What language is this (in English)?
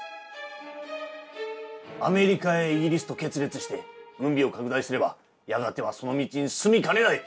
Japanese